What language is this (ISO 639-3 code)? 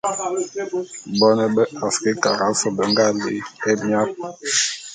bum